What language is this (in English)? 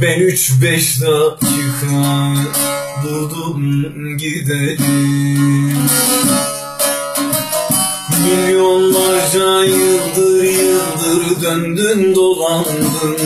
Turkish